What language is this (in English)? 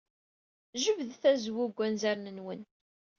Kabyle